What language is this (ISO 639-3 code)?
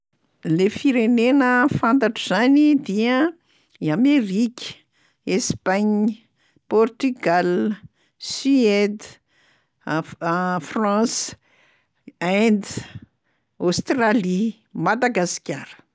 mlg